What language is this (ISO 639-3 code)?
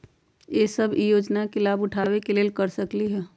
mag